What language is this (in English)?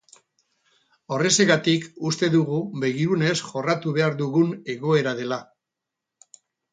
Basque